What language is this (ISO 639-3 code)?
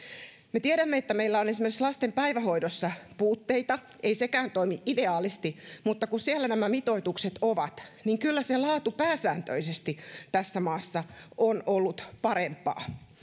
fin